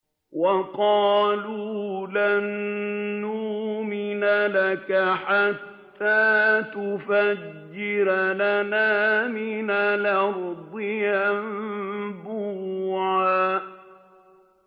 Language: Arabic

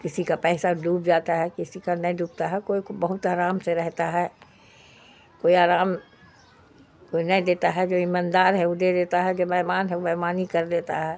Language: Urdu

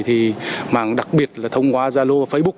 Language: Vietnamese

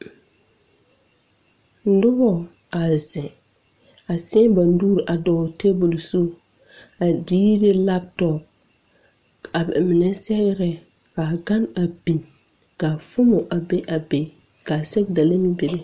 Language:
Southern Dagaare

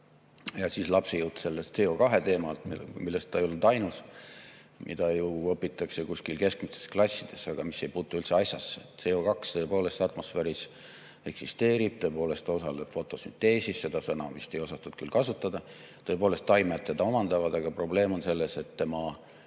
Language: Estonian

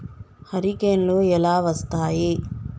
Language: Telugu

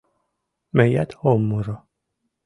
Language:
Mari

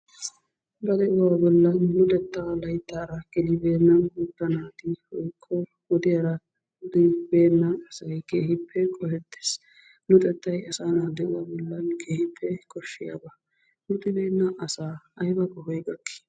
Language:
Wolaytta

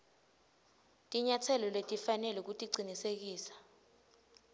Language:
Swati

